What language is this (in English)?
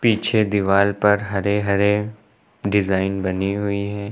Hindi